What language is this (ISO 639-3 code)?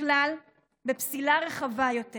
heb